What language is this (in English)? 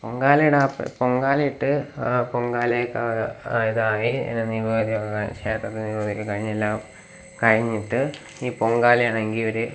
Malayalam